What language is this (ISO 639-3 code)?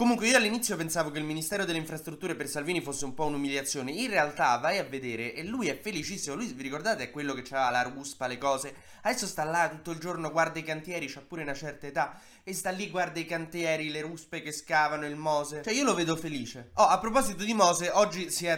ita